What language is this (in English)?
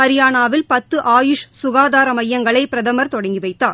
Tamil